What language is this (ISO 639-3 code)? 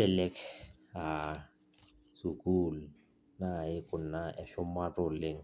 mas